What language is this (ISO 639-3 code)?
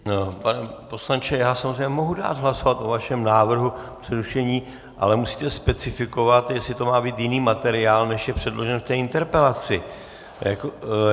ces